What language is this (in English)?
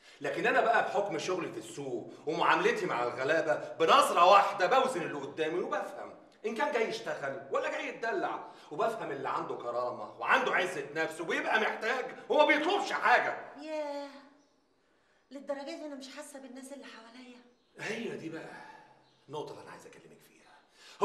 Arabic